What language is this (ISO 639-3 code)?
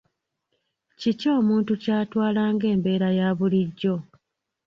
lug